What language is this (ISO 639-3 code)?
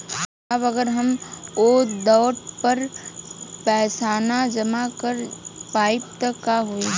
bho